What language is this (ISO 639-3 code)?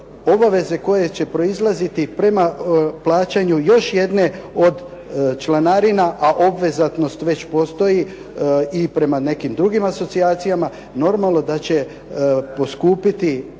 hrv